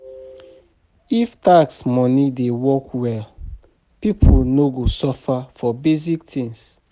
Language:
Nigerian Pidgin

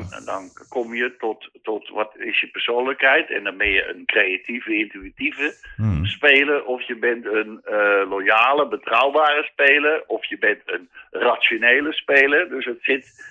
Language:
Dutch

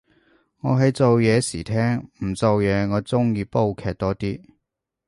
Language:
Cantonese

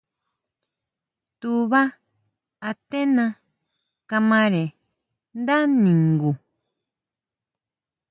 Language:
Huautla Mazatec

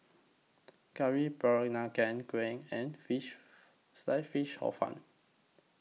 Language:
English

